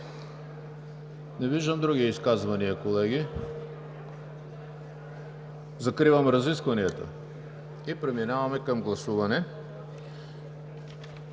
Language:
Bulgarian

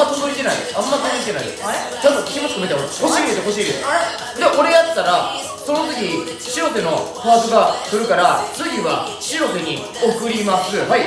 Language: Japanese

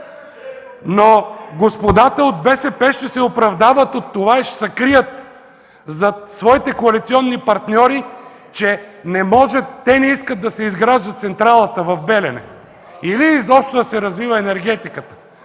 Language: Bulgarian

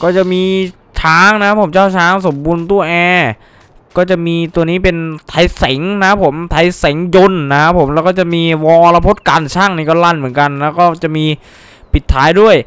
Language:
Thai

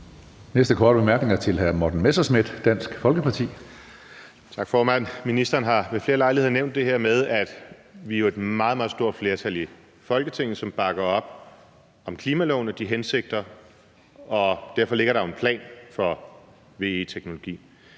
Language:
Danish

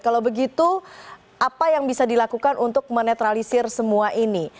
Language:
Indonesian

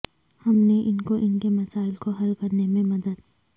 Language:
Urdu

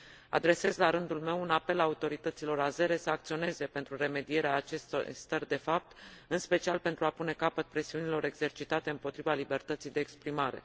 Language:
Romanian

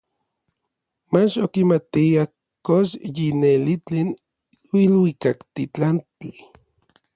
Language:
Orizaba Nahuatl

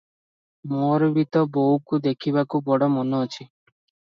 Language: Odia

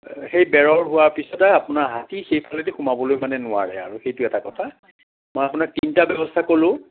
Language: Assamese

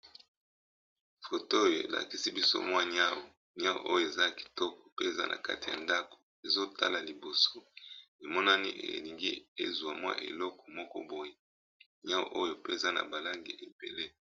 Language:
Lingala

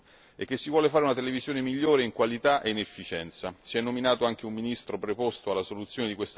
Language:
Italian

